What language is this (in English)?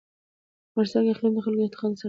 Pashto